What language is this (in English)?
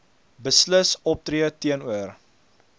Afrikaans